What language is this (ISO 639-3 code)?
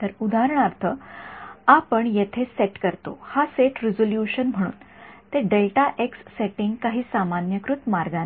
mar